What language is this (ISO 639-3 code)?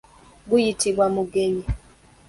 lug